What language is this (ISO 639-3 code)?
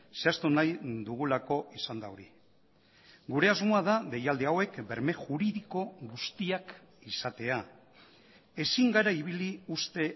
eus